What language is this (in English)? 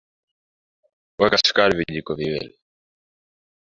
Swahili